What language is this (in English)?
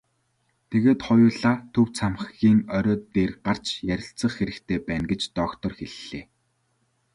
Mongolian